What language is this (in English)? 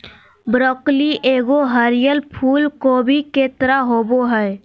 Magahi